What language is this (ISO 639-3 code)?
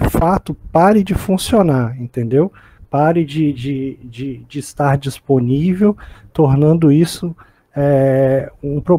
por